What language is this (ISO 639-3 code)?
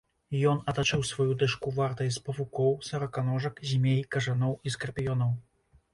bel